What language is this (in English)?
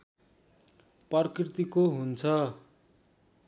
Nepali